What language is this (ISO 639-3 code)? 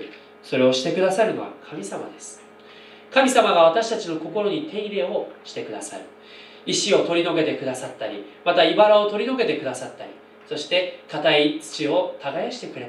jpn